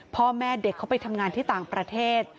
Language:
Thai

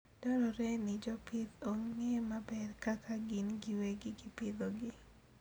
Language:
Luo (Kenya and Tanzania)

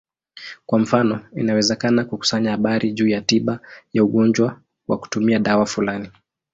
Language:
Swahili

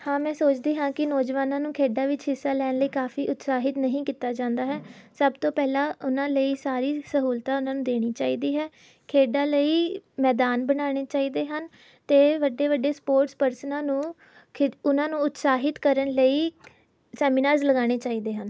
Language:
Punjabi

